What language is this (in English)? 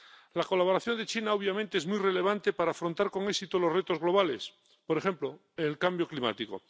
Spanish